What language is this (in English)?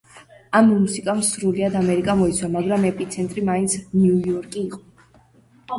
Georgian